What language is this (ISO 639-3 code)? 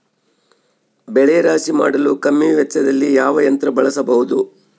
kan